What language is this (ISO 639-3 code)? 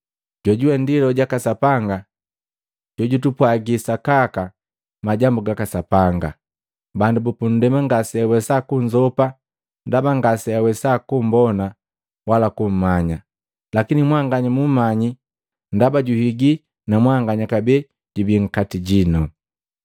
mgv